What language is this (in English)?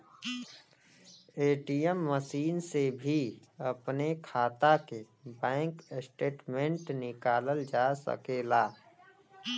Bhojpuri